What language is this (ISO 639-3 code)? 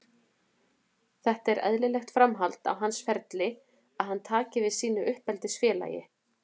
isl